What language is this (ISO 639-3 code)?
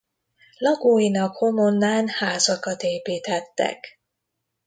hun